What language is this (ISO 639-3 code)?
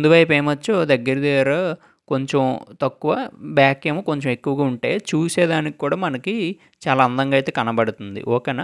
tel